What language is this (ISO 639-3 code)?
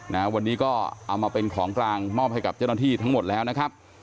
tha